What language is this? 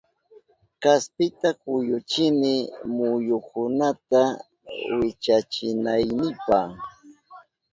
Southern Pastaza Quechua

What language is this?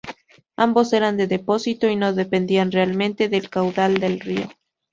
Spanish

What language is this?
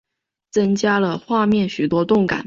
Chinese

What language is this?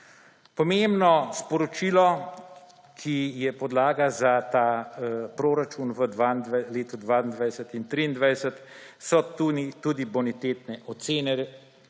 Slovenian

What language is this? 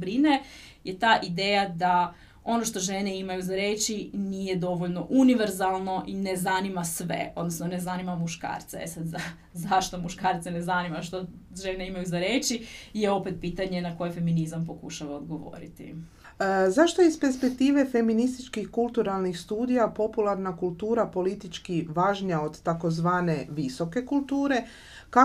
Croatian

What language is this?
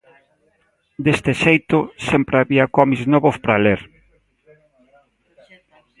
Galician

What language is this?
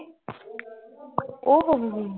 Punjabi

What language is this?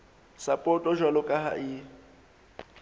Southern Sotho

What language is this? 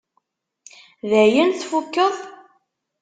Kabyle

